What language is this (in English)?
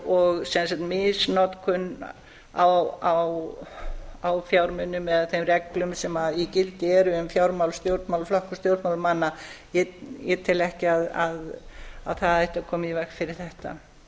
Icelandic